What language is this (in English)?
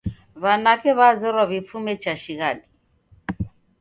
Taita